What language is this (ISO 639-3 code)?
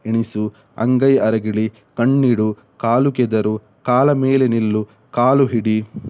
kan